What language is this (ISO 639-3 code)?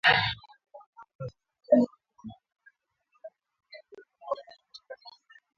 swa